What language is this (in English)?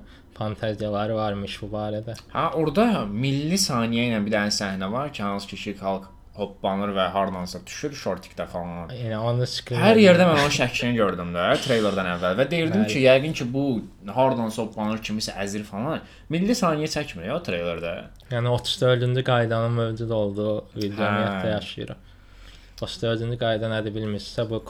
Turkish